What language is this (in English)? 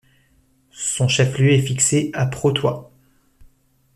French